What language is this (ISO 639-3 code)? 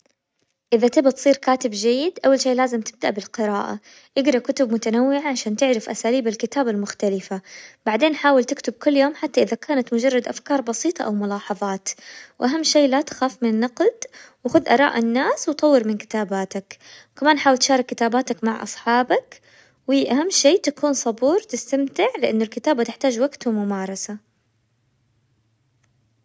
acw